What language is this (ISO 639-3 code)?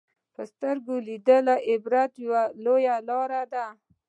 pus